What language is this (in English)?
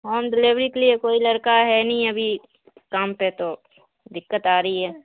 Urdu